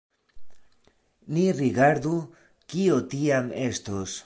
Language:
Esperanto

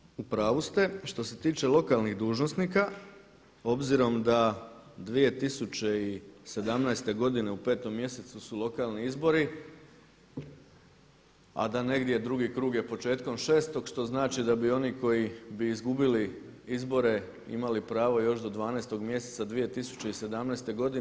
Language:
Croatian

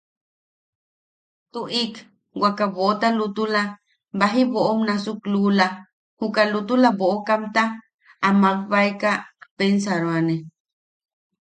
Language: Yaqui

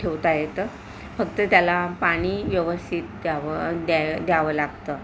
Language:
Marathi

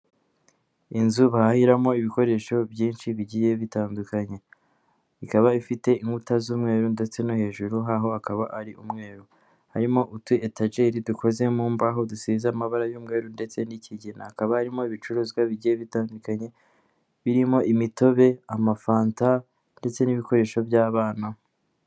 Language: Kinyarwanda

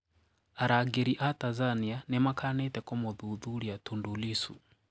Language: Kikuyu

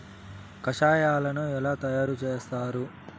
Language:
Telugu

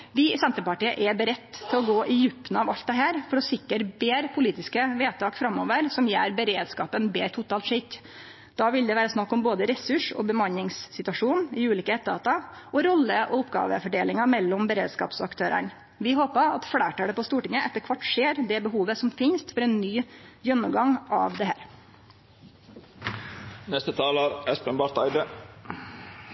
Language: Norwegian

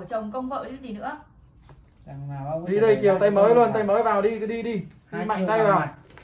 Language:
Vietnamese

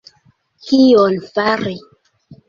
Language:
Esperanto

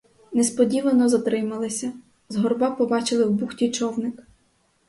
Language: Ukrainian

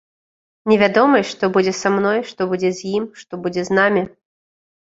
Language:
Belarusian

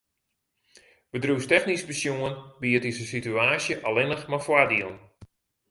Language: Western Frisian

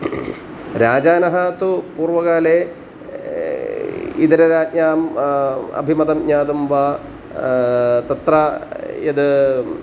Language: Sanskrit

